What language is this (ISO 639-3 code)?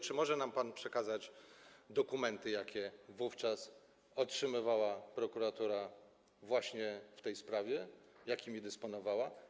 pol